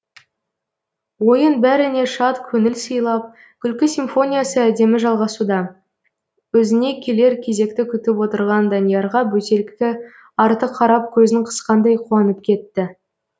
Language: Kazakh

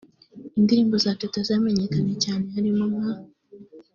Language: Kinyarwanda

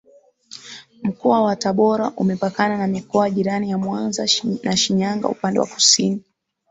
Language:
Swahili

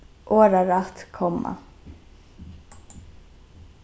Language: Faroese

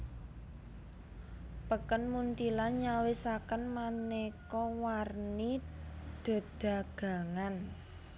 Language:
Javanese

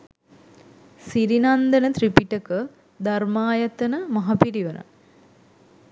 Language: Sinhala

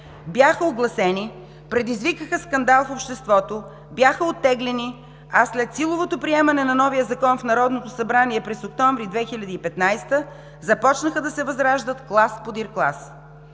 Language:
Bulgarian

